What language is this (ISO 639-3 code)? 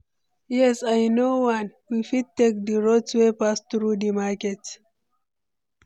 pcm